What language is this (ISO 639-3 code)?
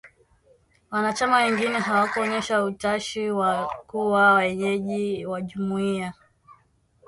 swa